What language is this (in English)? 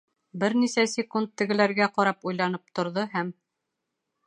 Bashkir